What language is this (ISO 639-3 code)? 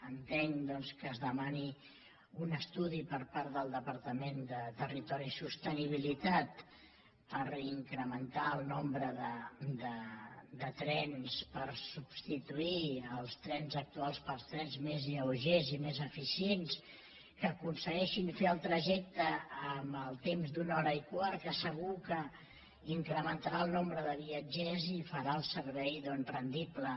cat